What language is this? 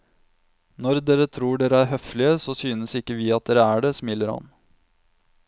Norwegian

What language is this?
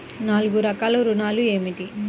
Telugu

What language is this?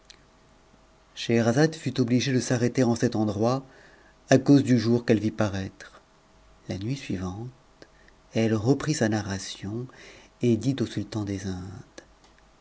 French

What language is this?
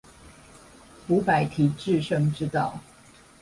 Chinese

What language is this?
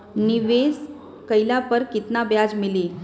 Bhojpuri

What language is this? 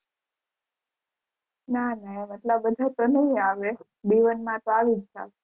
Gujarati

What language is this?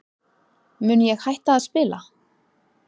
Icelandic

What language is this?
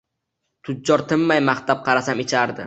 Uzbek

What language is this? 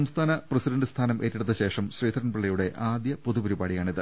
Malayalam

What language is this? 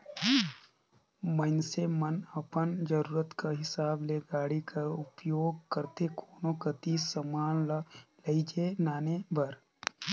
Chhattisgarhi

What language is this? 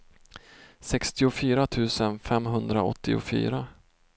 Swedish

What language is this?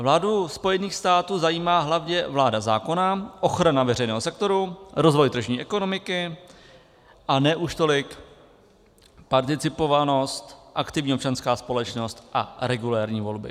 Czech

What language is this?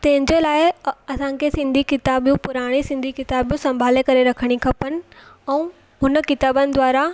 Sindhi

